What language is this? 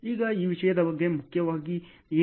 Kannada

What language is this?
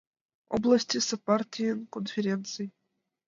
Mari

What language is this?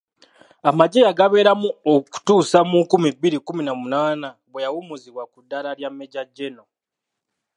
Ganda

